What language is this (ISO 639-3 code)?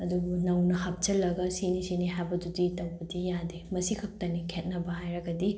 mni